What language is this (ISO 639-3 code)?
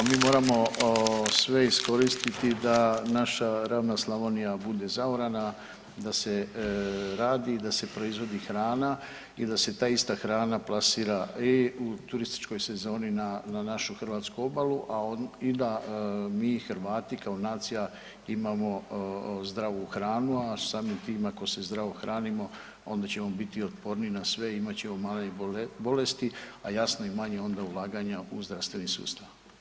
hrv